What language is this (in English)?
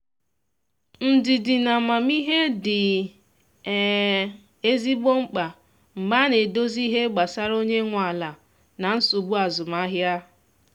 Igbo